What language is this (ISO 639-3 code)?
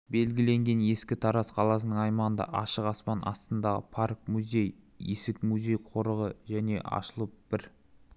kaz